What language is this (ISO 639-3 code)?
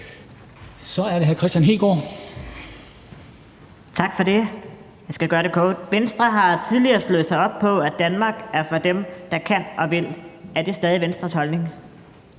dan